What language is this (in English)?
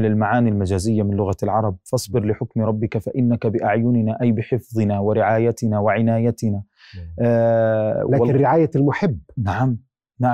Arabic